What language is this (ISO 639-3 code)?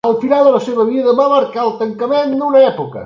cat